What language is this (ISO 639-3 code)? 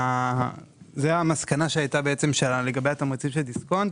heb